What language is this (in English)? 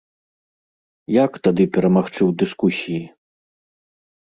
Belarusian